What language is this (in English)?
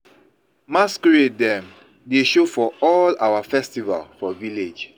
Nigerian Pidgin